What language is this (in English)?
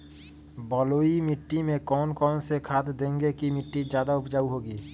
Magahi